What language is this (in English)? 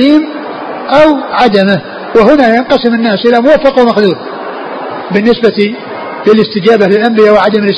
Arabic